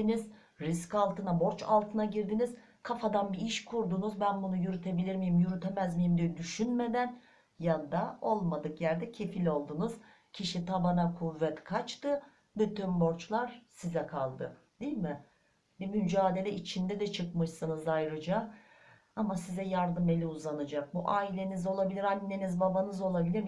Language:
Turkish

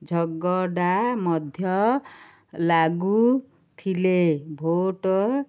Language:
Odia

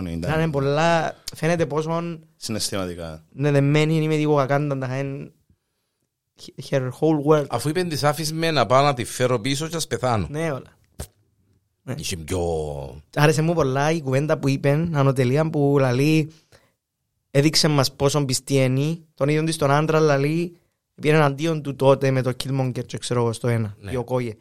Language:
Greek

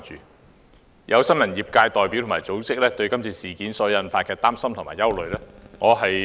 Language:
Cantonese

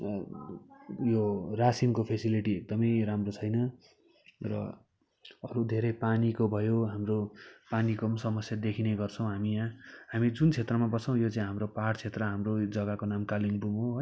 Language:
Nepali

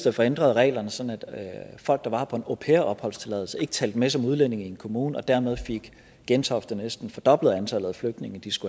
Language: Danish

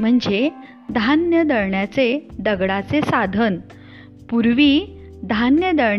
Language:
Marathi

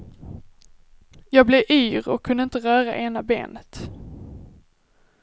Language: Swedish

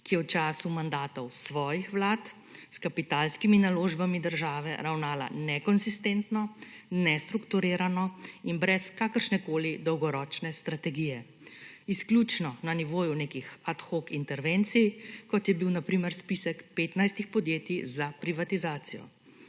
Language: Slovenian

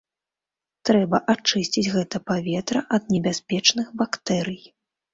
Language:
Belarusian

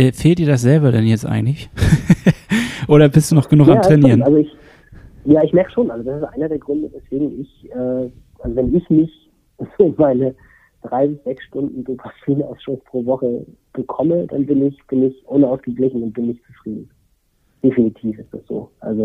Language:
German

